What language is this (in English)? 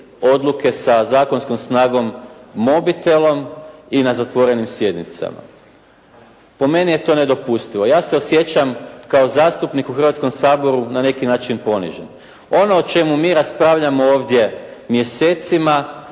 Croatian